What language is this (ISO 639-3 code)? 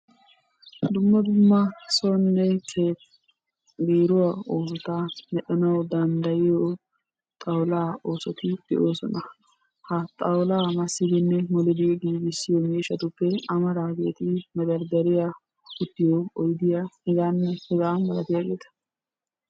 wal